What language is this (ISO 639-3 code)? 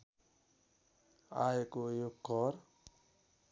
nep